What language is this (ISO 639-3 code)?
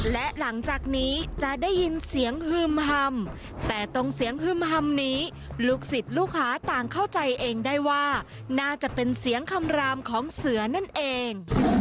tha